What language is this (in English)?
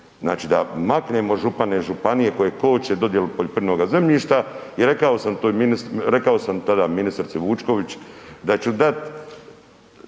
Croatian